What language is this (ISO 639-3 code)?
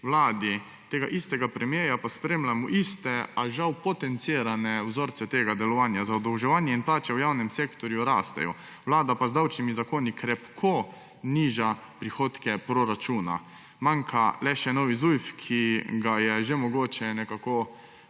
slv